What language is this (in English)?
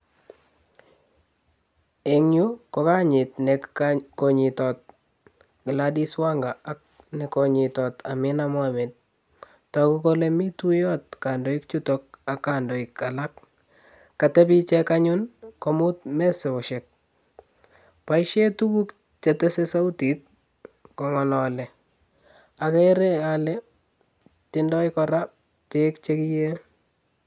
Kalenjin